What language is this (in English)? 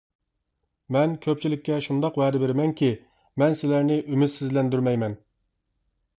Uyghur